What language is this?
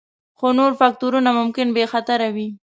Pashto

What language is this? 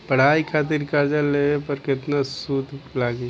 Bhojpuri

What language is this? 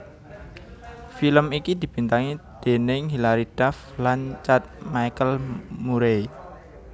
Javanese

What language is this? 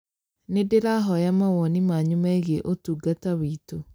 Kikuyu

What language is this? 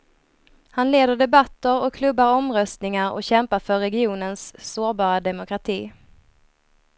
Swedish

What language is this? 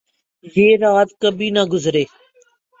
Urdu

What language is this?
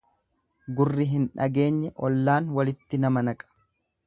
Oromo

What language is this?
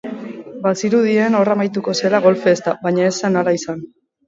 Basque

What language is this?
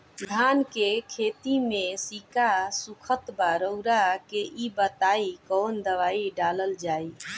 Bhojpuri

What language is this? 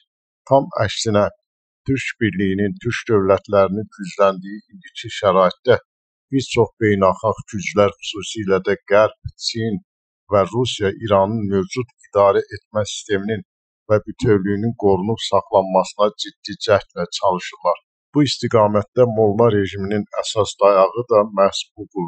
Turkish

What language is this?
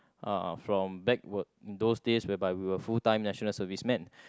English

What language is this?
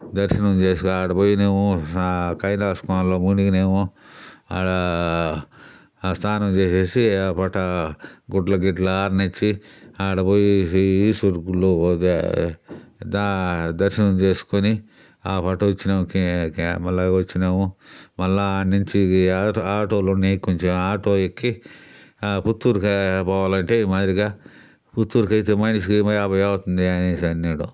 Telugu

